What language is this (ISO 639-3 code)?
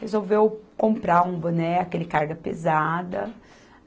por